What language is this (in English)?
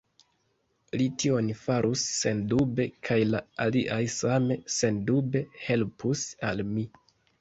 Esperanto